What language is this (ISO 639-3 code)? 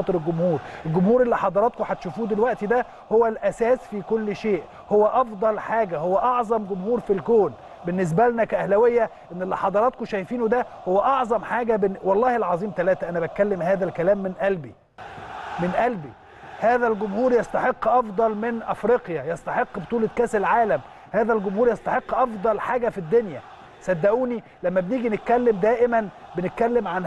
ara